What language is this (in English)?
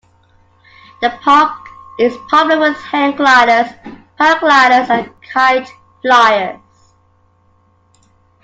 English